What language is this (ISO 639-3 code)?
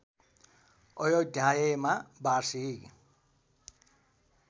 nep